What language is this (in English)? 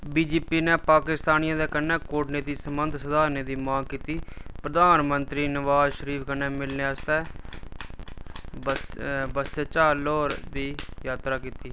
Dogri